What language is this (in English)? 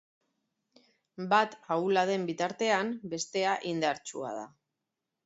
Basque